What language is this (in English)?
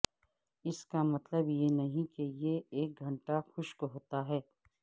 Urdu